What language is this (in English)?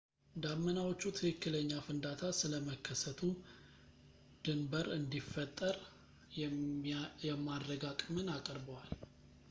Amharic